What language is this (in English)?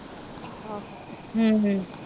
Punjabi